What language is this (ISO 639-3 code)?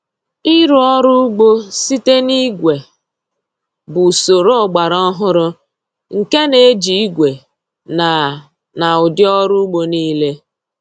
ibo